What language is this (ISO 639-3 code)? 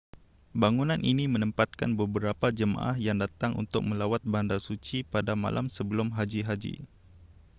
msa